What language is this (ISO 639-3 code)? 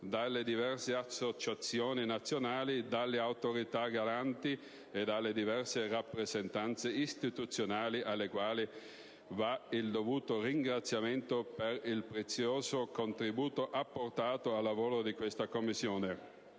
ita